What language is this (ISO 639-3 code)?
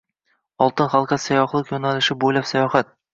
uzb